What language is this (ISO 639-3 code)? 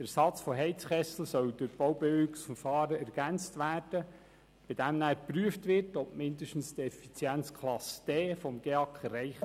gsw